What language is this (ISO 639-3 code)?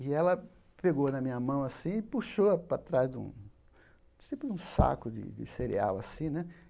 por